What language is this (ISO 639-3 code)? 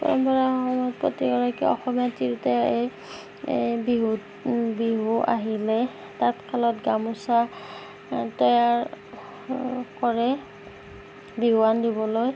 asm